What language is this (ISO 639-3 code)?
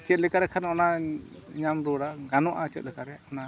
sat